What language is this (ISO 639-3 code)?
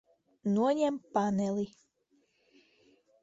lav